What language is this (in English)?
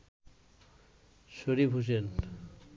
Bangla